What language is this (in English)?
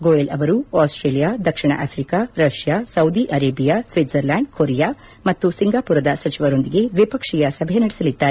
Kannada